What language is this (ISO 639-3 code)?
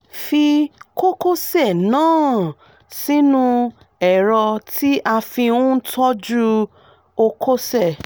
yor